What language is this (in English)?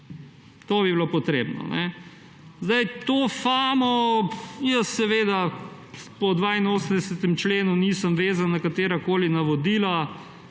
Slovenian